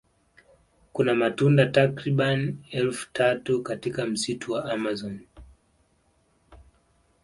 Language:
Swahili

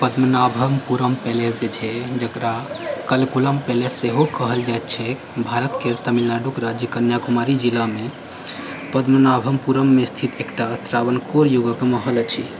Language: Maithili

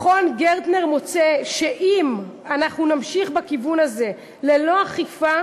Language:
Hebrew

